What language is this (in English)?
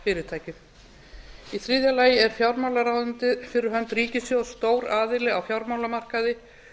Icelandic